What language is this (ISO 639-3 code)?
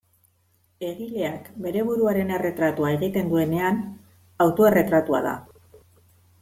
eus